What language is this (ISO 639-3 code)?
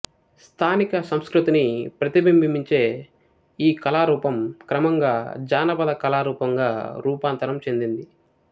tel